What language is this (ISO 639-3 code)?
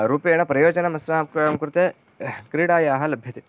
san